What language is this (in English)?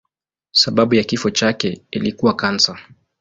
Swahili